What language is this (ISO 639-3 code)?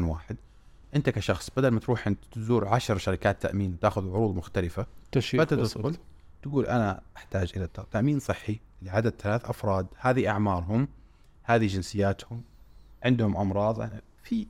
ara